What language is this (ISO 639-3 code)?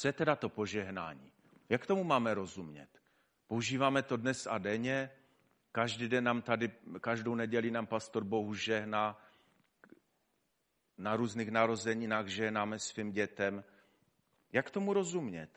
ces